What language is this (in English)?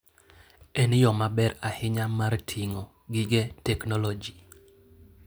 Luo (Kenya and Tanzania)